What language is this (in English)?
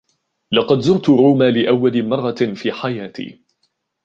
Arabic